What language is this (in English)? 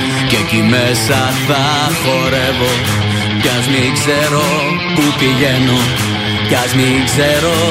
Greek